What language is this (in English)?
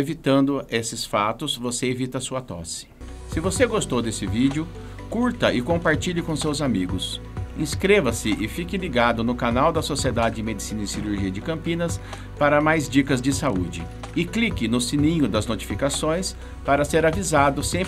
Portuguese